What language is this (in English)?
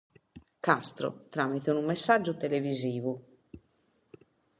Sardinian